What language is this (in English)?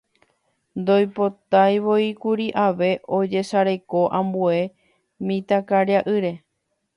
Guarani